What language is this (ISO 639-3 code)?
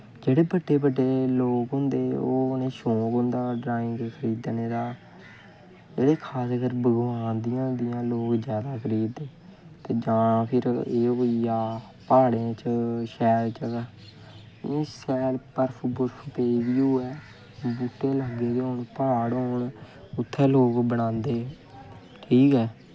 doi